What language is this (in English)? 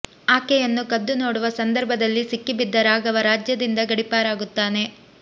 Kannada